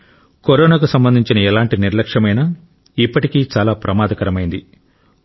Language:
Telugu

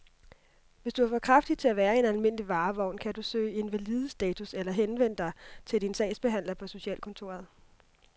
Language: Danish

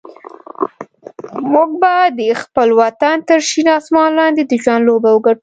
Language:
Pashto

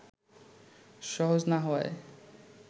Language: Bangla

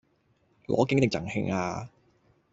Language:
Cantonese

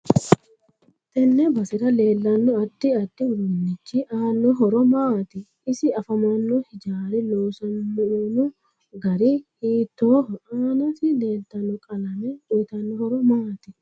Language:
Sidamo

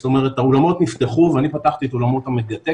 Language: Hebrew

